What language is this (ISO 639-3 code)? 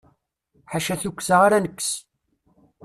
kab